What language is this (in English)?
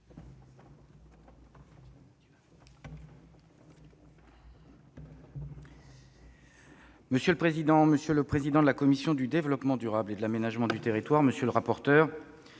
French